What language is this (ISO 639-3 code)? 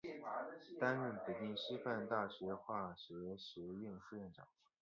zho